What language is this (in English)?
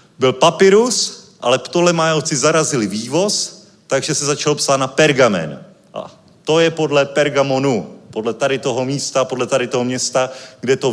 Czech